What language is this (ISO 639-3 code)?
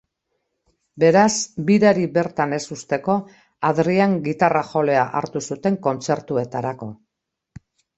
eus